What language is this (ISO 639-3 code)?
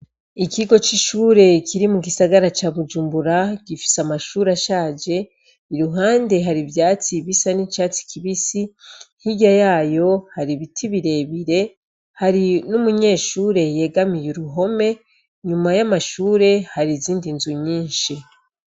run